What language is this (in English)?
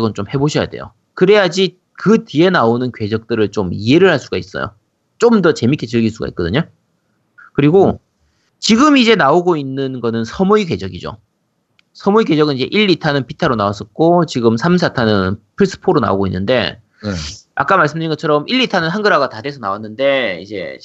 Korean